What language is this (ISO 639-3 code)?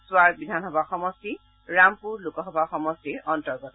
asm